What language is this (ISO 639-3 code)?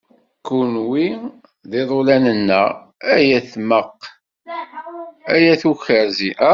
kab